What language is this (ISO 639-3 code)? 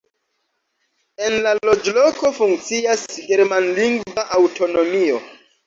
epo